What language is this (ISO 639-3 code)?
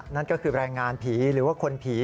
tha